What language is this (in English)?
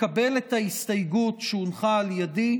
Hebrew